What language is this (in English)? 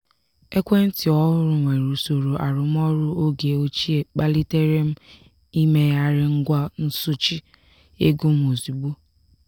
Igbo